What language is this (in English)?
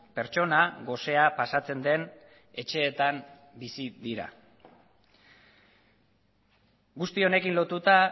Basque